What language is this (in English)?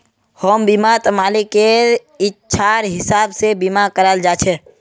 Magahi